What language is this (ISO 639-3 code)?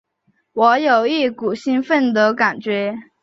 zho